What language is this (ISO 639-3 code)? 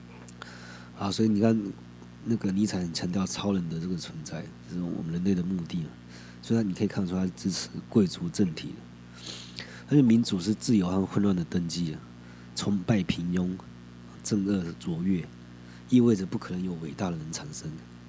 zho